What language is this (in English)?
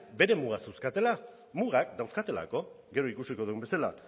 Basque